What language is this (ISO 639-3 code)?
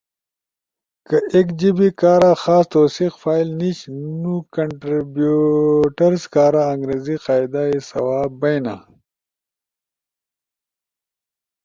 ush